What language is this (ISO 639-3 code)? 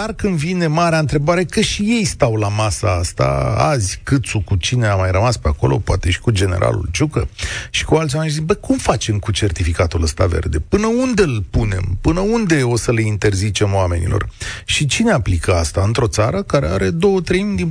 ron